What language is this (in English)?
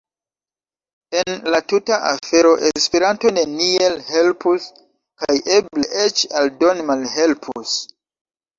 Esperanto